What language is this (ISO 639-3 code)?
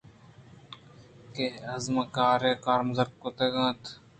bgp